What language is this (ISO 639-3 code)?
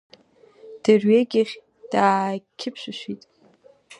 abk